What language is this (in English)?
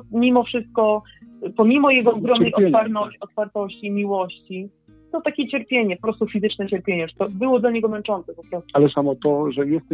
Polish